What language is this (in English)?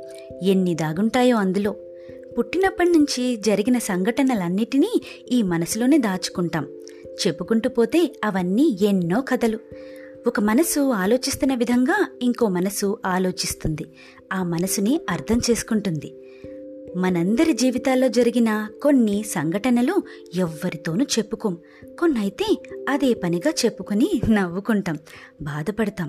Telugu